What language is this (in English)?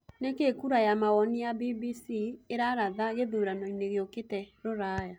Kikuyu